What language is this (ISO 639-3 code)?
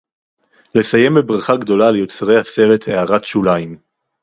heb